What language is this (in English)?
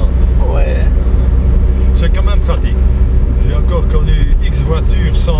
French